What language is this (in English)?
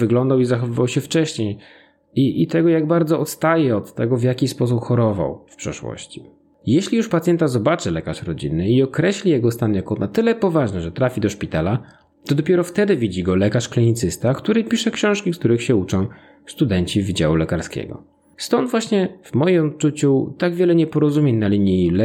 Polish